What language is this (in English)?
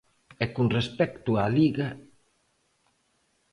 Galician